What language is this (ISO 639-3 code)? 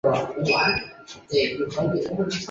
zho